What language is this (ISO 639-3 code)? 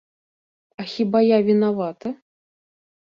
bel